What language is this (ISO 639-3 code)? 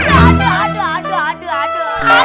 ind